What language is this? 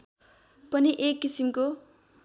Nepali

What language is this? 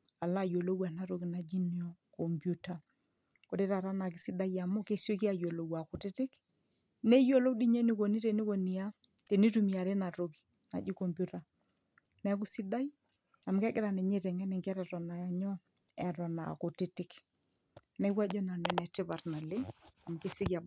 Masai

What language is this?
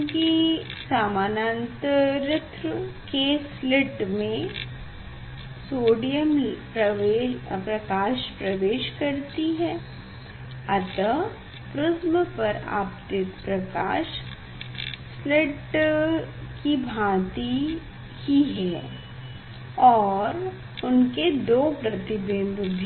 Hindi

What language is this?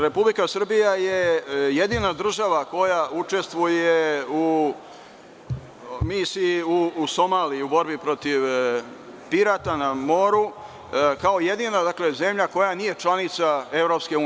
Serbian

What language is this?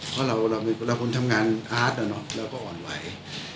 Thai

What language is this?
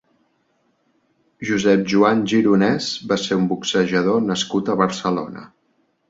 Catalan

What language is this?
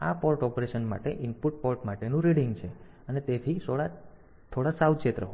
Gujarati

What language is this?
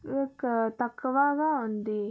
Telugu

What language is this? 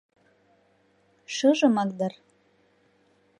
Mari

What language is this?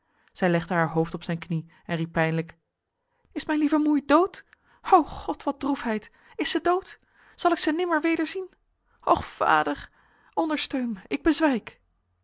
Dutch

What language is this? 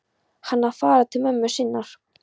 Icelandic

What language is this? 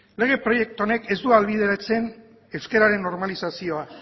Basque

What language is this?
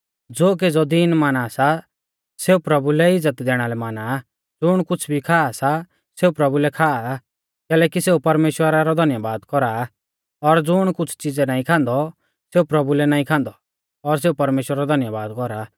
Mahasu Pahari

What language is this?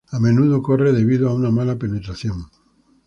Spanish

